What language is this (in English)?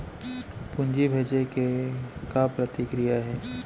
Chhattisgarhi